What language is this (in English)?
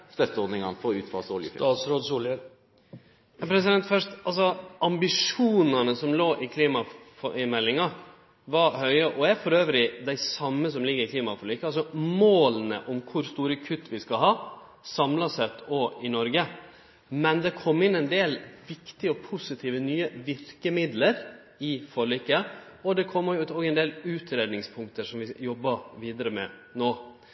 Norwegian